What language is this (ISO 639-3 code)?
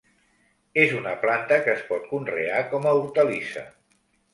cat